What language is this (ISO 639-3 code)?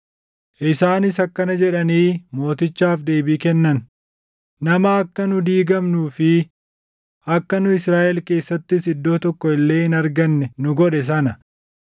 orm